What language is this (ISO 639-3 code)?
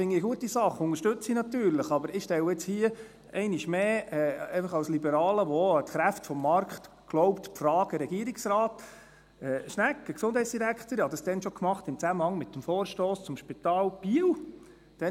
gsw